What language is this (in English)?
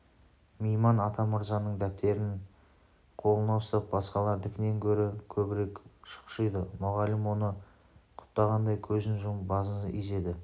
Kazakh